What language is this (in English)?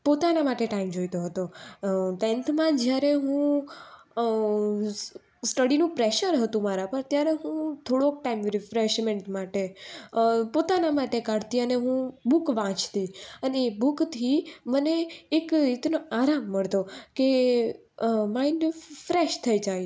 Gujarati